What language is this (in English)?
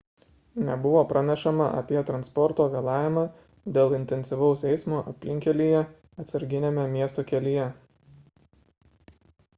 Lithuanian